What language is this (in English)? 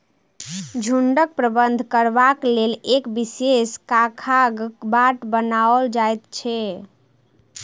Maithili